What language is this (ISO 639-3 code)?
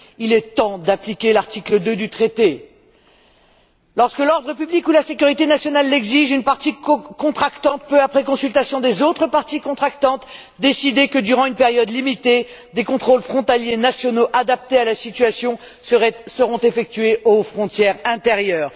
fra